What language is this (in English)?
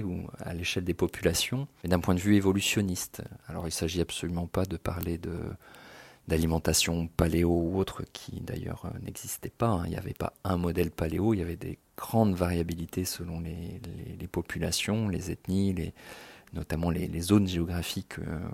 French